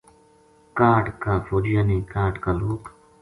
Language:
Gujari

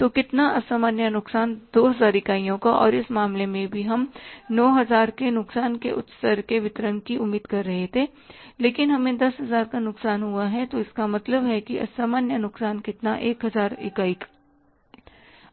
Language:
Hindi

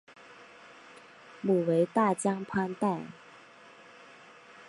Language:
Chinese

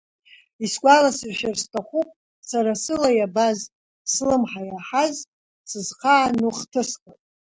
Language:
Abkhazian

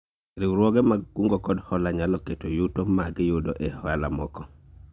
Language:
Luo (Kenya and Tanzania)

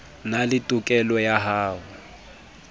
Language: Southern Sotho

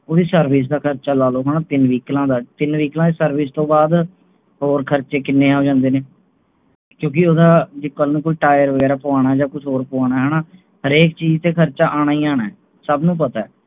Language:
Punjabi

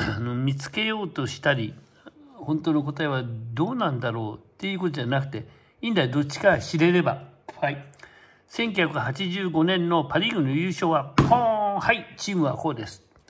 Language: Japanese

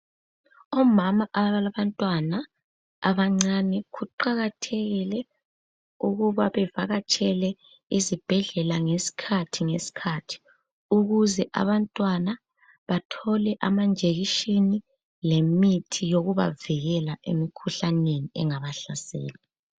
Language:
North Ndebele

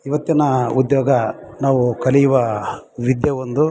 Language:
Kannada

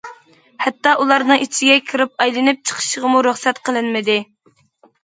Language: Uyghur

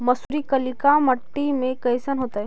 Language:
Magahi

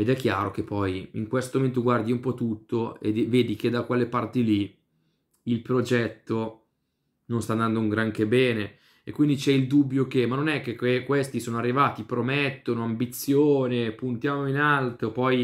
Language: Italian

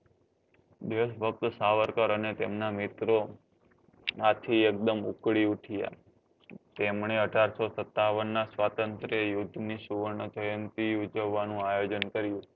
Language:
Gujarati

